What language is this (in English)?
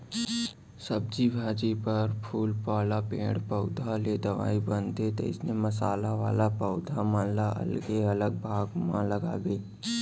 Chhattisgarhi